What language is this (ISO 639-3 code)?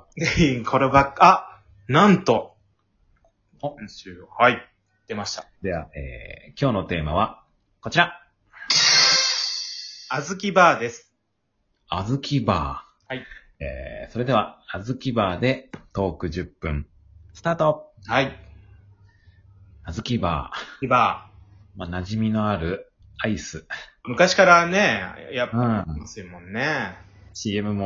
jpn